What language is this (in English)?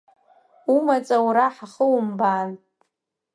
Abkhazian